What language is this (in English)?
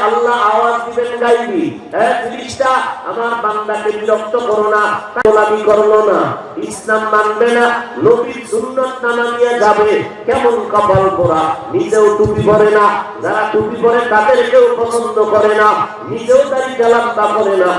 Indonesian